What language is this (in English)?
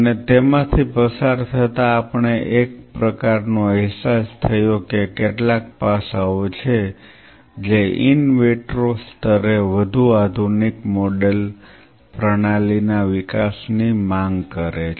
Gujarati